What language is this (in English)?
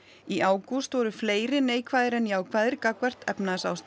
Icelandic